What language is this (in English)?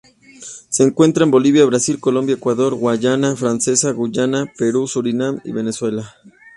Spanish